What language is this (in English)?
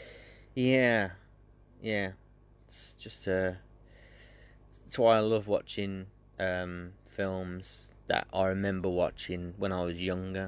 English